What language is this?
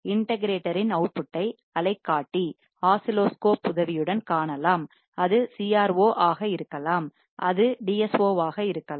Tamil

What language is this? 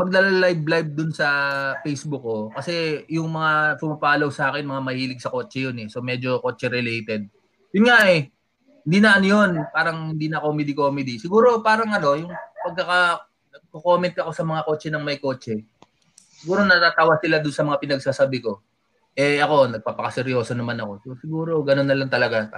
Filipino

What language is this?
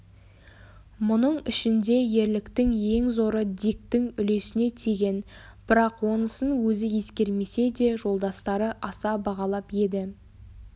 Kazakh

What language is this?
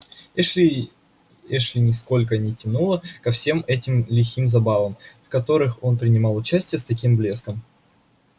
Russian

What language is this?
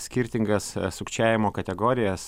Lithuanian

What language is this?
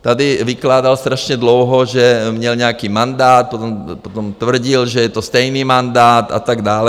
Czech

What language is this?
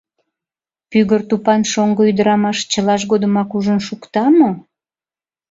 Mari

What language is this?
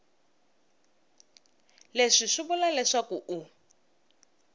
Tsonga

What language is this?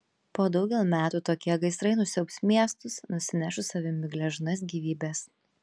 Lithuanian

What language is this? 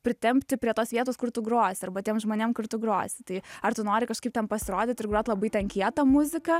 Lithuanian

